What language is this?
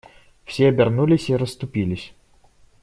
Russian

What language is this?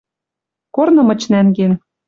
Western Mari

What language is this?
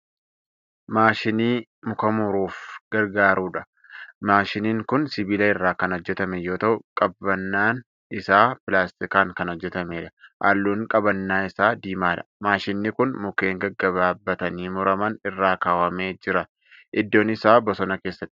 Oromo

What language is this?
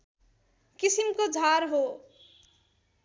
Nepali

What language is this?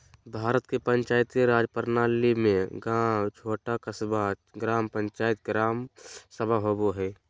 Magahi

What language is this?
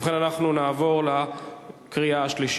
Hebrew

